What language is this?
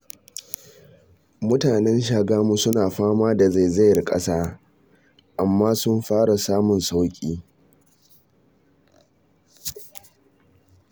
Hausa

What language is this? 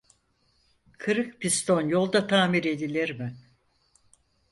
Turkish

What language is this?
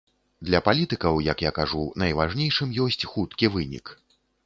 Belarusian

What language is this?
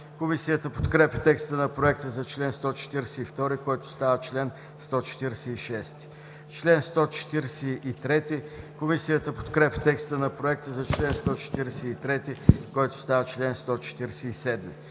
Bulgarian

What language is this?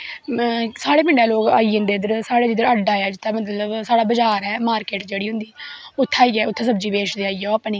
Dogri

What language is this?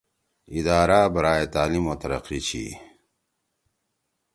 Torwali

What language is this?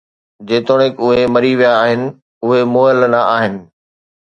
Sindhi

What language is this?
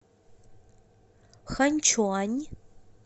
Russian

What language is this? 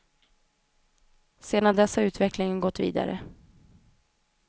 Swedish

